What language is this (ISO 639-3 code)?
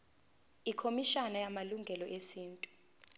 zul